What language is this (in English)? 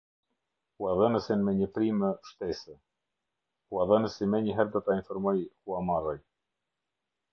Albanian